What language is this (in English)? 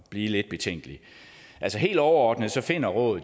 Danish